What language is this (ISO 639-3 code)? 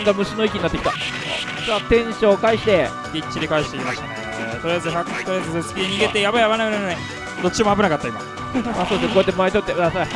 jpn